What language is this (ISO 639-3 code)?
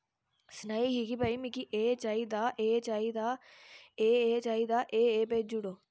doi